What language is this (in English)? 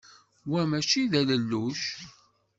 Kabyle